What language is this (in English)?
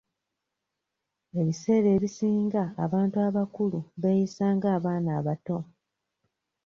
Ganda